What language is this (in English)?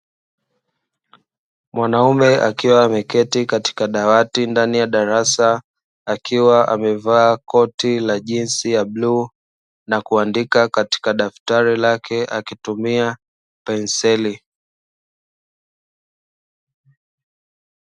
Swahili